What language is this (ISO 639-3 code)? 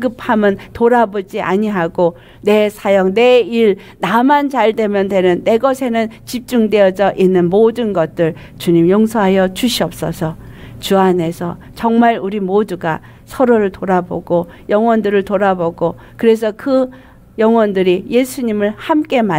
kor